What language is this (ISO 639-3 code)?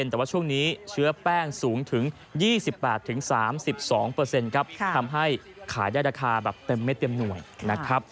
tha